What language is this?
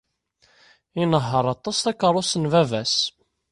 Kabyle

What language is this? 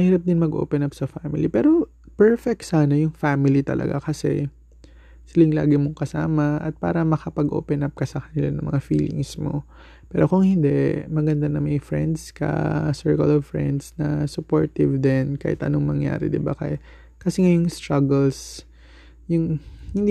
Filipino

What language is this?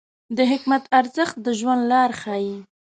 Pashto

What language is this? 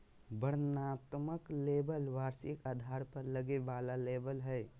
Magahi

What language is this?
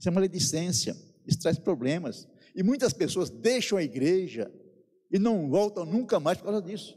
Portuguese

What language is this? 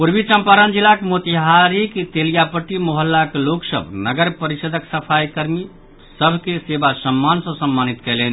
Maithili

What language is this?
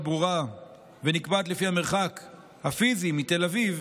Hebrew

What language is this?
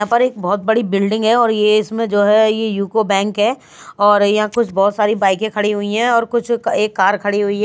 Hindi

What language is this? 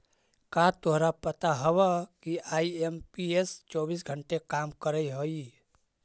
Magahi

